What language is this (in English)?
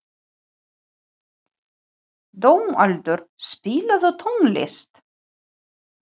Icelandic